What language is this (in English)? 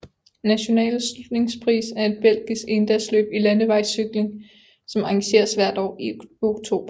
Danish